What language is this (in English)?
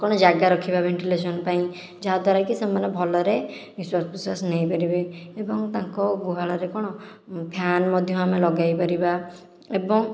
Odia